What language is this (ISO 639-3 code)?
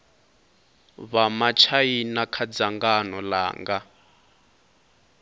ven